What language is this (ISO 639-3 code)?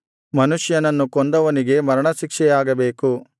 kan